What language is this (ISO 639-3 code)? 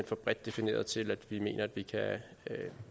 dan